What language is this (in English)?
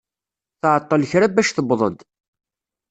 Kabyle